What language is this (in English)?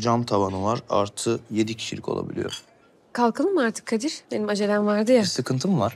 Turkish